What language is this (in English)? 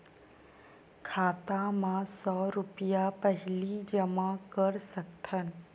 Chhattisgarhi